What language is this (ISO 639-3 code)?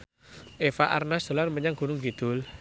jav